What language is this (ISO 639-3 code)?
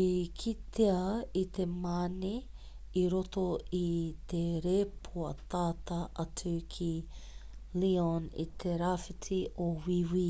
mri